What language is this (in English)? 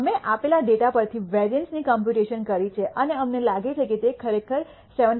Gujarati